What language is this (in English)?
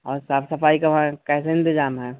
Urdu